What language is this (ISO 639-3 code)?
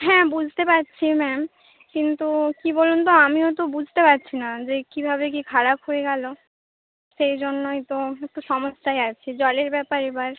ben